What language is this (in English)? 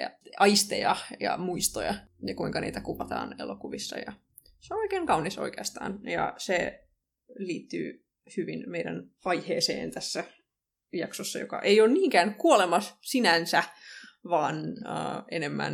Finnish